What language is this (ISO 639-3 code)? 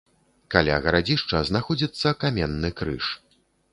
bel